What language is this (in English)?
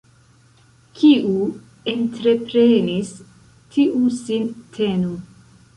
Esperanto